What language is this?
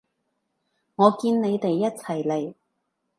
Cantonese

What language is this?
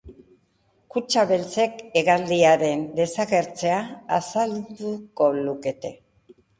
Basque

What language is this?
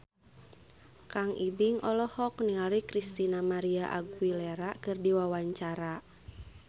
Sundanese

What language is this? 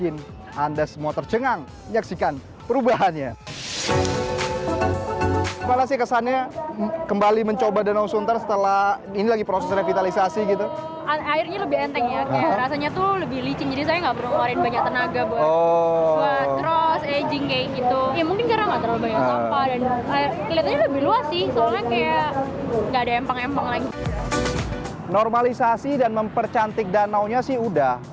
Indonesian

